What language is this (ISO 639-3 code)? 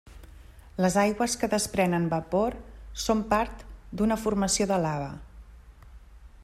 cat